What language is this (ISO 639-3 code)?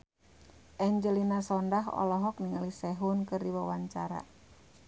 sun